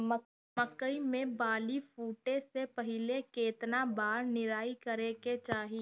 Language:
Bhojpuri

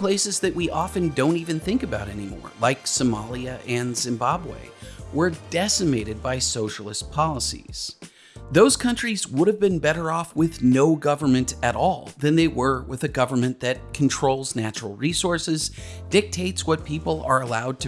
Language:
English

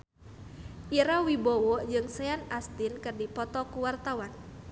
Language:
Sundanese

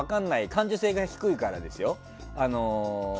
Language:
Japanese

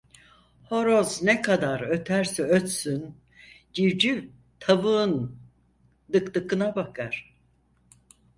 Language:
Turkish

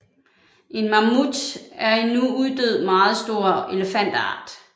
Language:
Danish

